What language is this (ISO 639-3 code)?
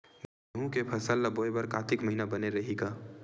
hne